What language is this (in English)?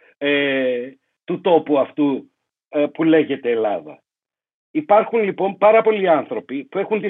Greek